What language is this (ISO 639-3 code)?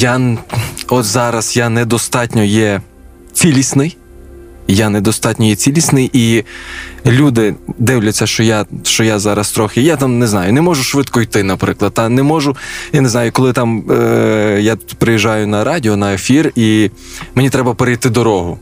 ukr